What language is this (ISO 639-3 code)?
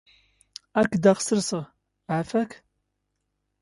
zgh